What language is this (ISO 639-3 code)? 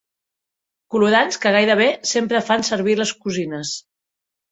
cat